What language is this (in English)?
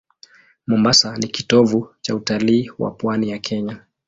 Swahili